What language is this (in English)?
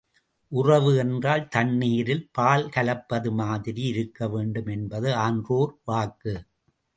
Tamil